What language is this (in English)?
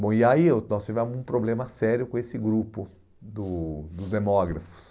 Portuguese